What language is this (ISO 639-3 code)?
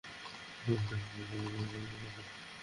ben